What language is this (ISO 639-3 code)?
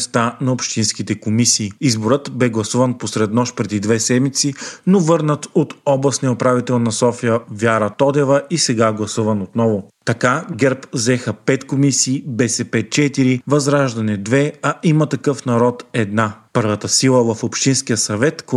bul